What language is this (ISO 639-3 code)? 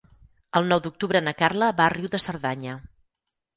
cat